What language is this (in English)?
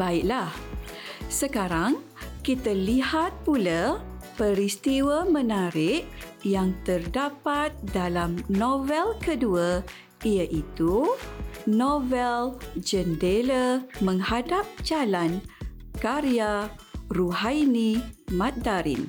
Malay